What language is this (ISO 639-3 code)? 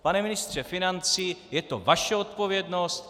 ces